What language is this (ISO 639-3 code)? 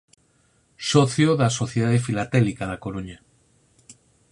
glg